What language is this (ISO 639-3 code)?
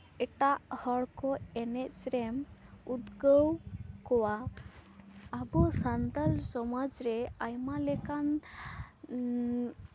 sat